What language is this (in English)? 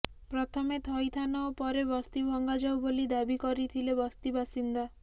Odia